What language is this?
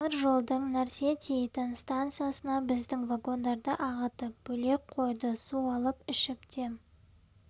Kazakh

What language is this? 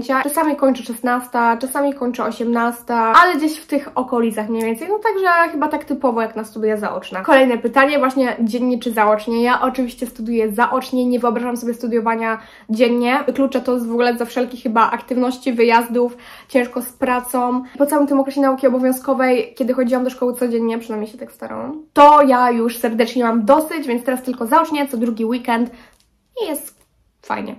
Polish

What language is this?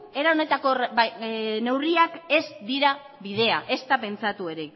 Basque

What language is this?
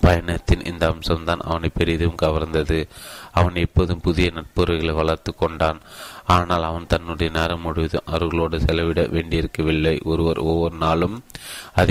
Tamil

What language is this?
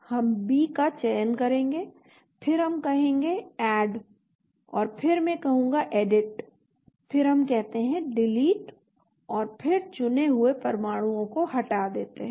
Hindi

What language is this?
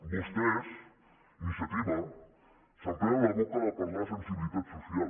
Catalan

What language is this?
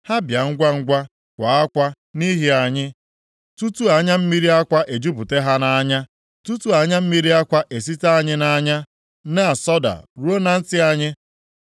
Igbo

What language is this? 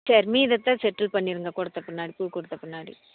Tamil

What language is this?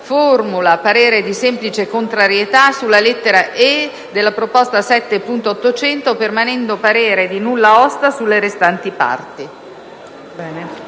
Italian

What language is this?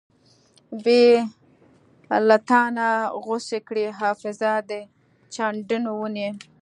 Pashto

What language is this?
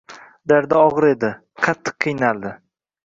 Uzbek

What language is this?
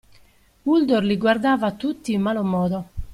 Italian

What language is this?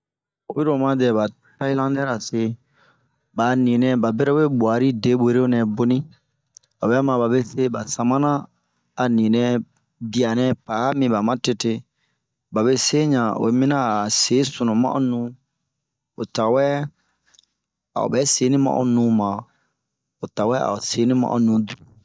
Bomu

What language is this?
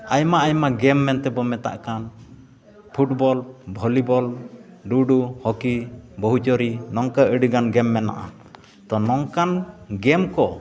Santali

